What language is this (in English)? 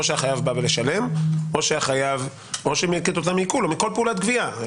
Hebrew